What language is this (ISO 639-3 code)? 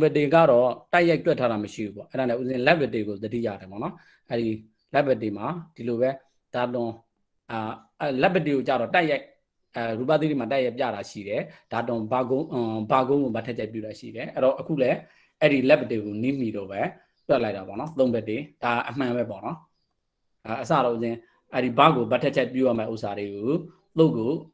tha